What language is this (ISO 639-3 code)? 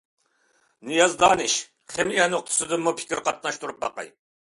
uig